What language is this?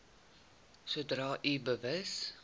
Afrikaans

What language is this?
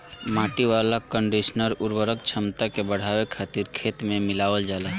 Bhojpuri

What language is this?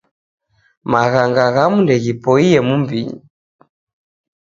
Taita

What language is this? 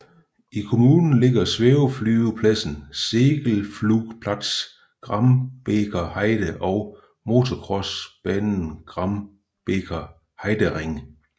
Danish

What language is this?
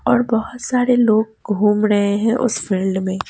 Hindi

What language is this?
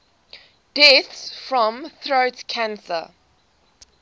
English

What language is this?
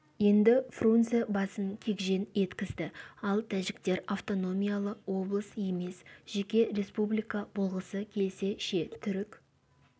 Kazakh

